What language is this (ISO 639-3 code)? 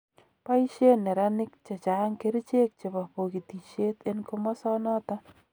kln